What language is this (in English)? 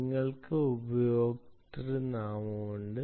Malayalam